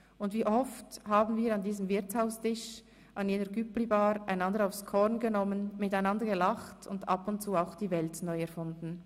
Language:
Swiss German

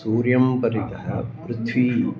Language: Sanskrit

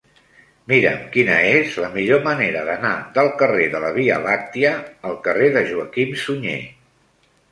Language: Catalan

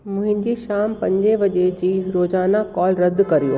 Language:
Sindhi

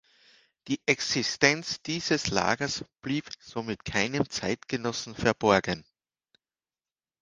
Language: German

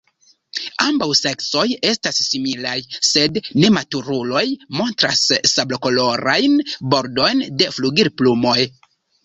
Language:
Esperanto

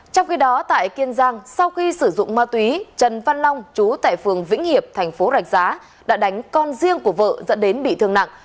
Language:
Vietnamese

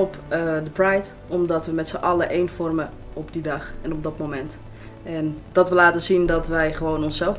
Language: Dutch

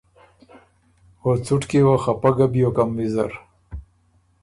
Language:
Ormuri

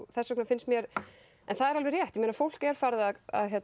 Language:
Icelandic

